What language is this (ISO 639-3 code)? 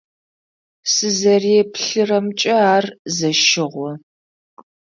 ady